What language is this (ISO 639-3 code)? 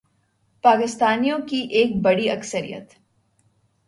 urd